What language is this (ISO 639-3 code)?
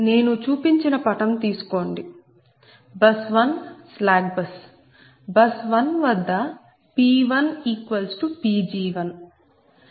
tel